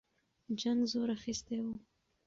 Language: Pashto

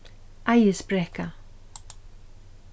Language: Faroese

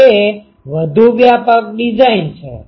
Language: Gujarati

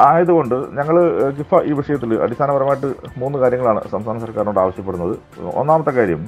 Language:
Malayalam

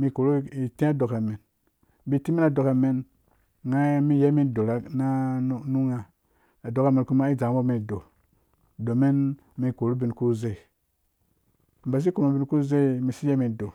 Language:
Dũya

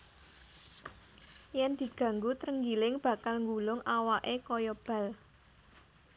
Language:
Javanese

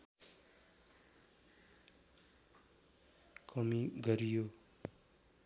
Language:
Nepali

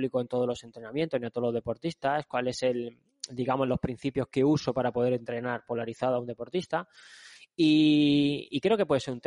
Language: Spanish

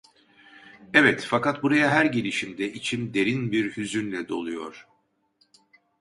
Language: Turkish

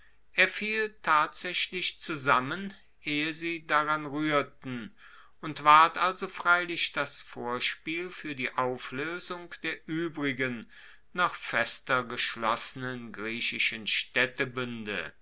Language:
German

